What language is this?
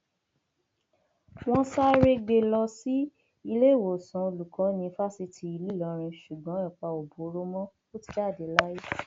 Yoruba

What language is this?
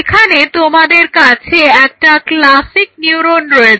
Bangla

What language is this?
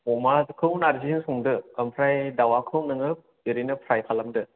Bodo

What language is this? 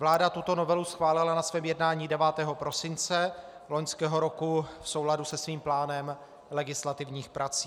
Czech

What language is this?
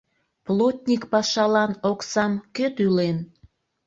Mari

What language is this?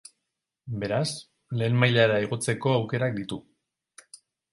Basque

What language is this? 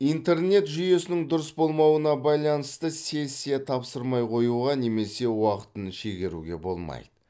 Kazakh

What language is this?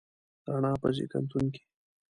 Pashto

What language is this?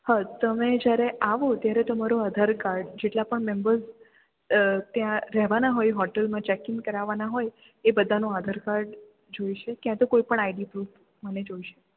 Gujarati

